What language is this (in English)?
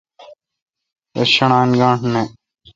Kalkoti